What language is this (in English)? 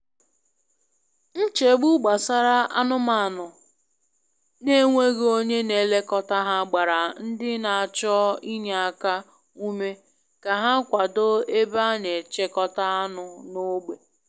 Igbo